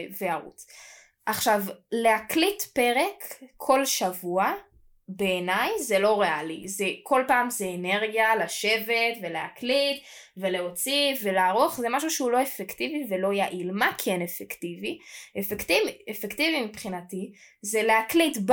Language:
Hebrew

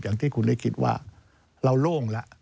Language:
Thai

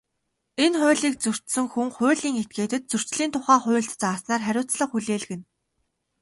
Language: Mongolian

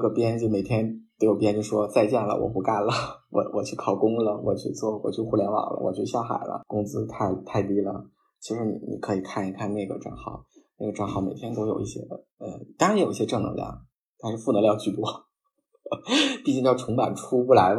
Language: Chinese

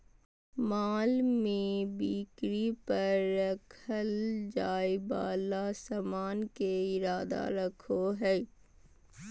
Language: Magahi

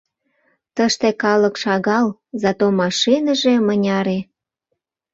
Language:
Mari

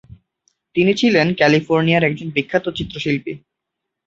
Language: Bangla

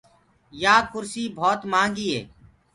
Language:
Gurgula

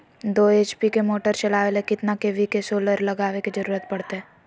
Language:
Magahi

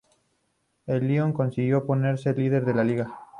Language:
Spanish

